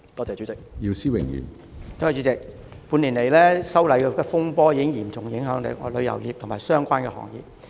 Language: Cantonese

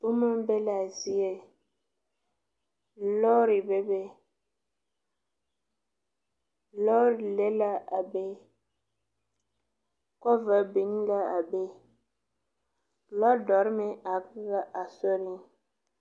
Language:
Southern Dagaare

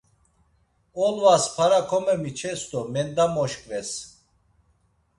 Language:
Laz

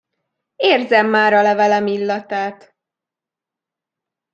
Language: Hungarian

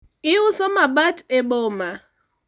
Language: Luo (Kenya and Tanzania)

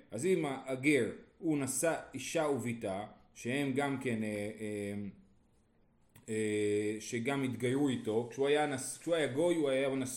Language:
Hebrew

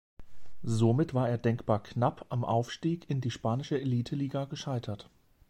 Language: German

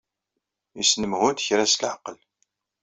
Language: Kabyle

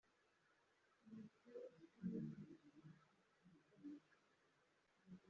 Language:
Kinyarwanda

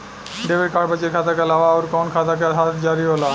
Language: Bhojpuri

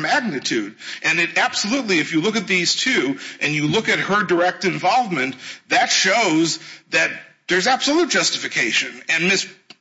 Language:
English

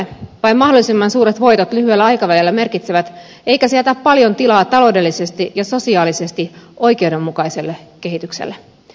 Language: Finnish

